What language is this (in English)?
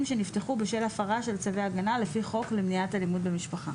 Hebrew